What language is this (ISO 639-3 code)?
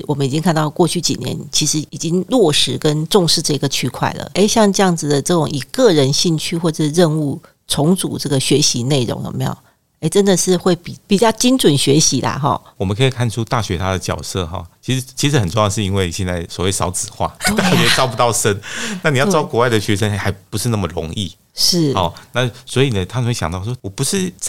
zho